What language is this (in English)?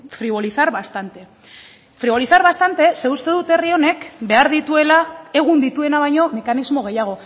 Basque